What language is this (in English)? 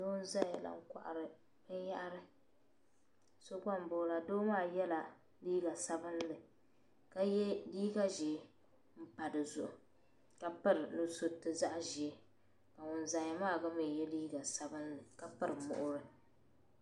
Dagbani